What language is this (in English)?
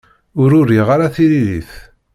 Kabyle